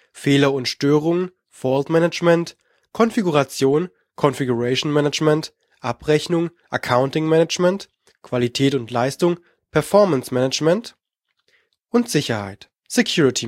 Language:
German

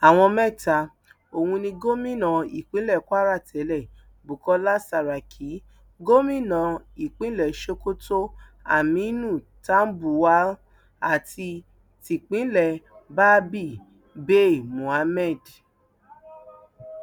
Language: Yoruba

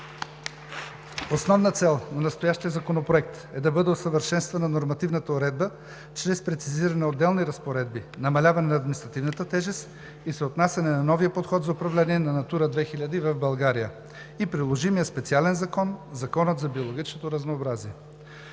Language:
Bulgarian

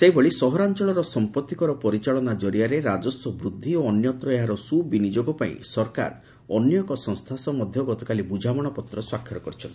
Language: Odia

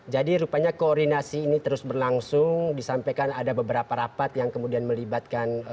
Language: Indonesian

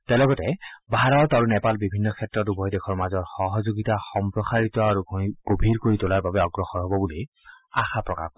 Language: Assamese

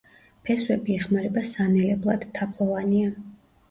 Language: Georgian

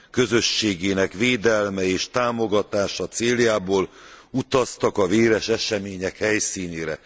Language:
Hungarian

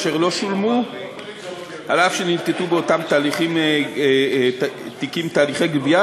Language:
Hebrew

